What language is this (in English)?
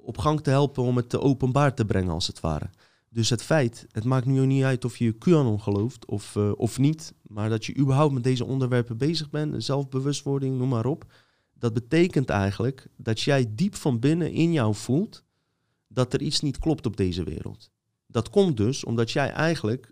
Dutch